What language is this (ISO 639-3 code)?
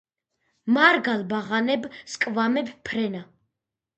kat